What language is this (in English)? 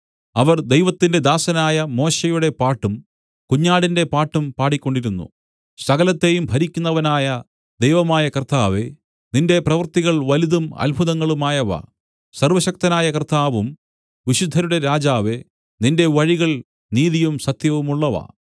Malayalam